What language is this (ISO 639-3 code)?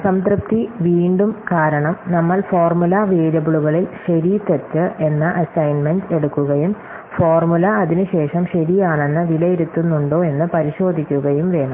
mal